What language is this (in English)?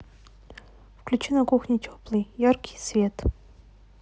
Russian